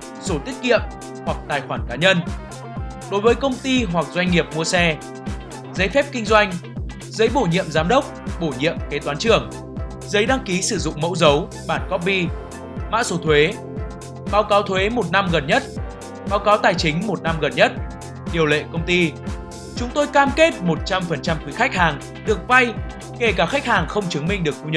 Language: Vietnamese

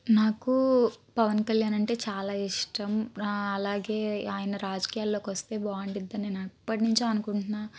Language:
Telugu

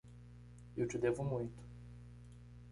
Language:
Portuguese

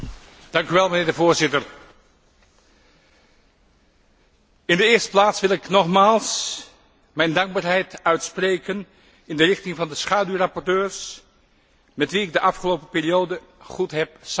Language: Dutch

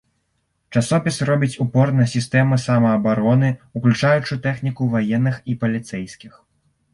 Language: Belarusian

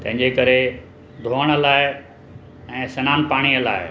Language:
Sindhi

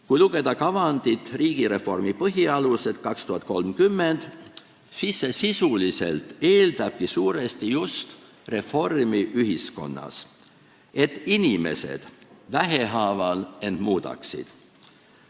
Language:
Estonian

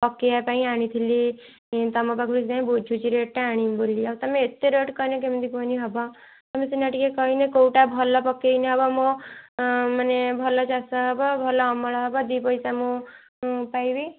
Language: Odia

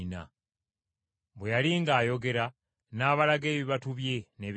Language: Ganda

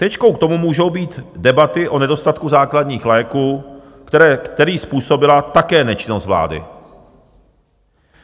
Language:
Czech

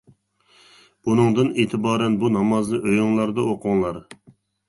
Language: Uyghur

